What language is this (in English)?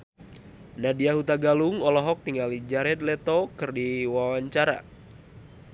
Sundanese